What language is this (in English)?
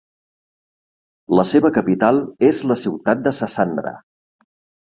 Catalan